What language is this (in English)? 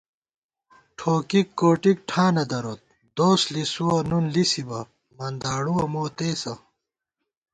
Gawar-Bati